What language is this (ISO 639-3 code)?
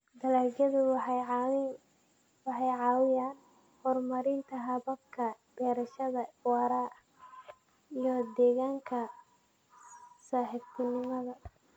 som